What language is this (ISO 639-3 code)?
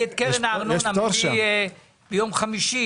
heb